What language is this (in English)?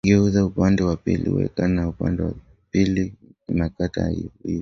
Swahili